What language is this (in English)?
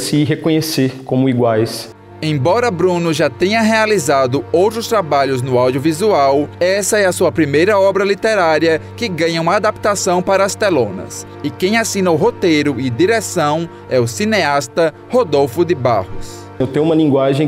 Portuguese